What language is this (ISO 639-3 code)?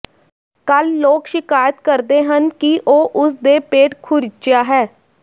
pan